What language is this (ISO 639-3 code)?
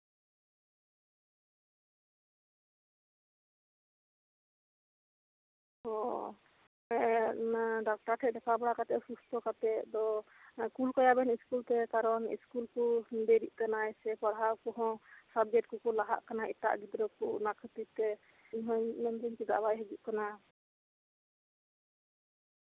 sat